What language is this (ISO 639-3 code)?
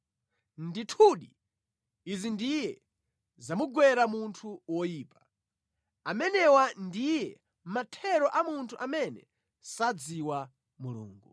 nya